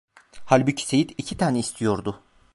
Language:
Turkish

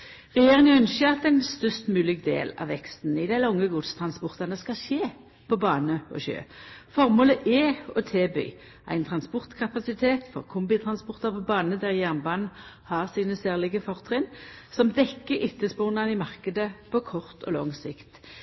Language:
Norwegian Nynorsk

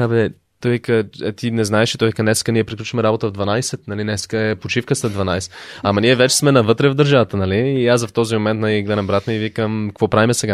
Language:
Bulgarian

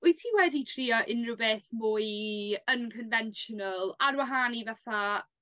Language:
Welsh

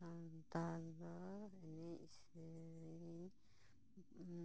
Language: Santali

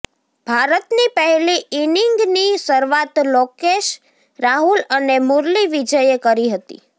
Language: Gujarati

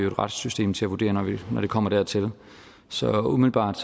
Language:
Danish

